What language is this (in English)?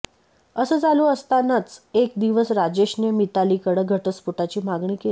Marathi